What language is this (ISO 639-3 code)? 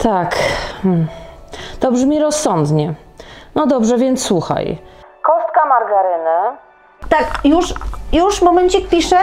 pol